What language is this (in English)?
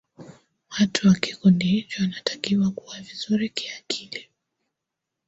Swahili